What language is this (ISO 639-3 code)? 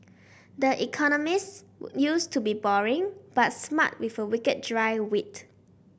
eng